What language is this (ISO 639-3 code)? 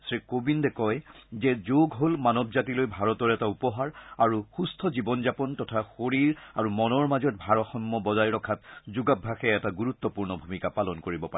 asm